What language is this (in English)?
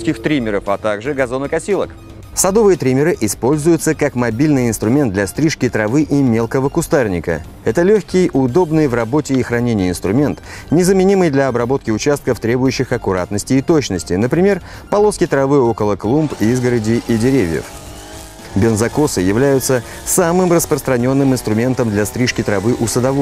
Russian